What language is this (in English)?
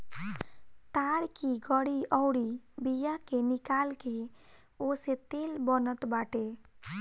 Bhojpuri